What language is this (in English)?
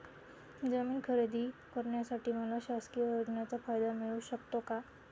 Marathi